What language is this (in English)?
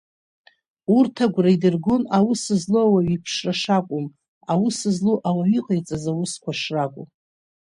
Abkhazian